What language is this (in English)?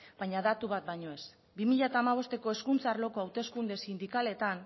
Basque